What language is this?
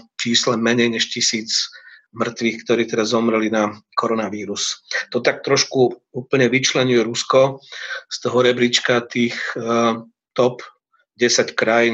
Slovak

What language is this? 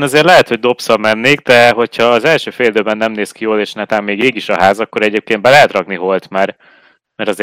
Hungarian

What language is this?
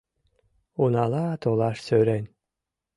Mari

